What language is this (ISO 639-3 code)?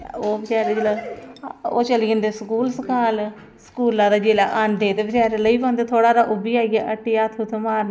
doi